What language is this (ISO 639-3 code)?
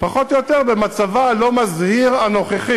heb